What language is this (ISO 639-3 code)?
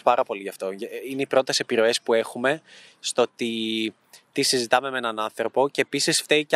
ell